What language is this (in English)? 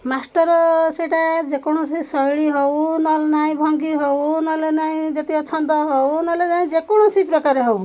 Odia